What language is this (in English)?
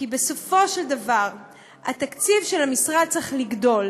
Hebrew